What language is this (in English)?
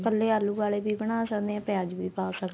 Punjabi